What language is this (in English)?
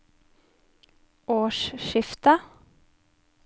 Norwegian